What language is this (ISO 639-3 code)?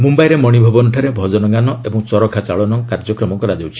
ori